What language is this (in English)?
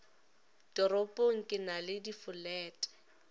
Northern Sotho